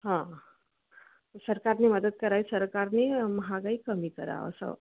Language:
Marathi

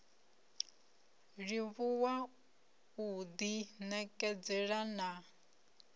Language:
Venda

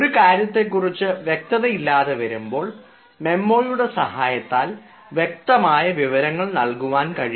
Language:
Malayalam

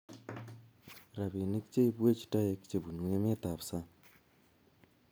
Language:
Kalenjin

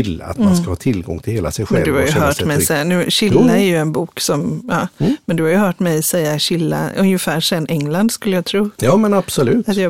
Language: Swedish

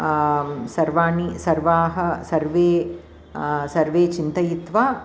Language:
Sanskrit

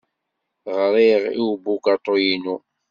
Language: Kabyle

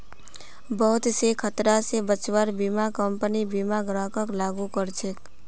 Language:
Magahi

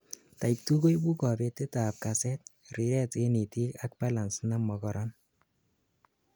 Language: Kalenjin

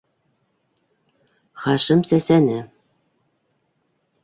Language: Bashkir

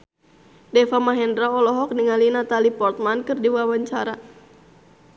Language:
Sundanese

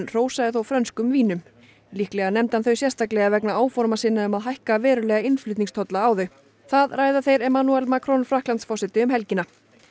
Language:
Icelandic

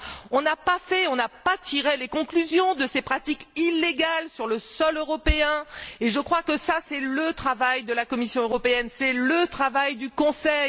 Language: French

